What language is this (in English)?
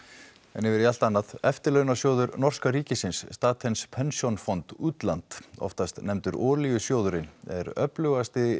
Icelandic